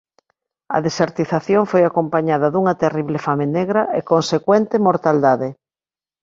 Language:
Galician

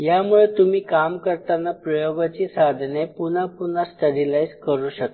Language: Marathi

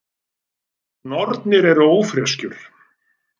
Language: Icelandic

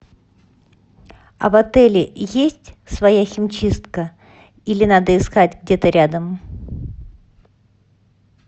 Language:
Russian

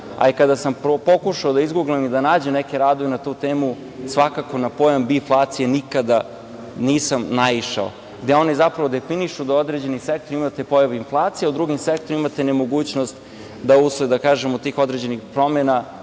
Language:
Serbian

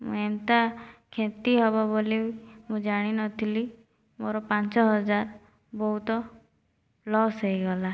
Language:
Odia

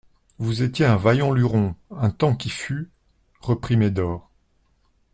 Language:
French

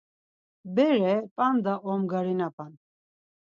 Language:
Laz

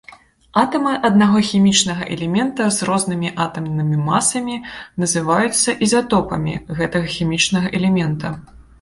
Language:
Belarusian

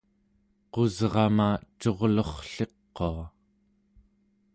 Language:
Central Yupik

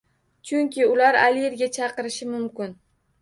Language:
Uzbek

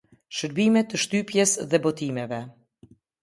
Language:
Albanian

